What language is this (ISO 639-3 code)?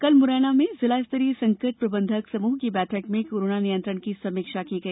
hin